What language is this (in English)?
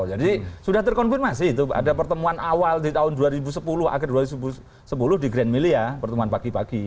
Indonesian